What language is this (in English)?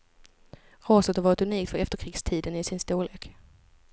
Swedish